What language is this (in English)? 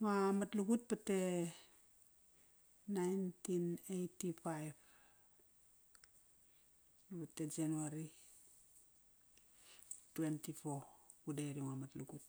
Kairak